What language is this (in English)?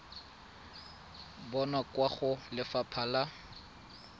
Tswana